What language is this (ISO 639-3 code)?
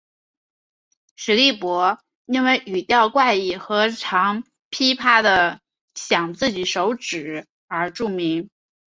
zho